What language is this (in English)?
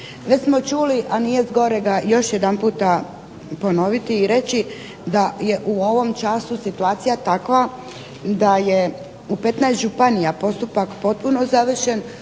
Croatian